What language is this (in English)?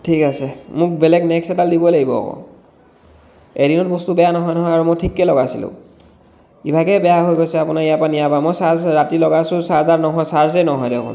Assamese